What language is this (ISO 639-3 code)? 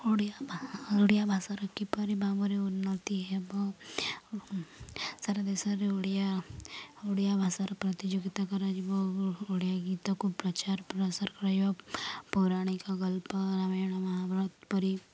ori